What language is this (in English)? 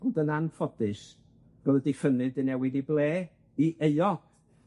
Welsh